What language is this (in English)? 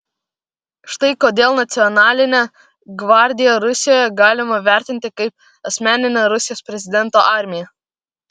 Lithuanian